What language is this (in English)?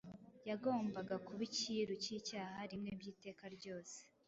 Kinyarwanda